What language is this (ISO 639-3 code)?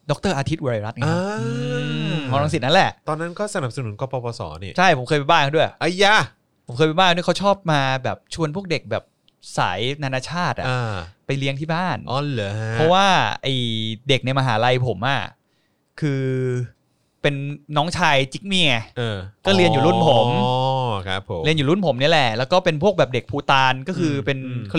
tha